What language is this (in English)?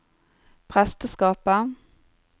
Norwegian